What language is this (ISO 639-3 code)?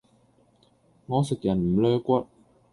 yue